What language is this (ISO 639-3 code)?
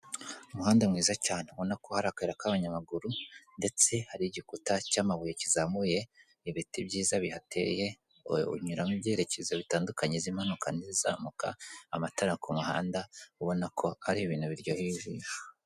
kin